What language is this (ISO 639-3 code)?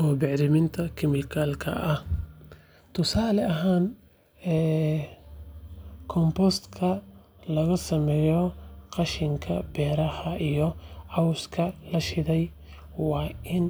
som